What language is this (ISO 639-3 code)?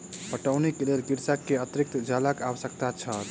mai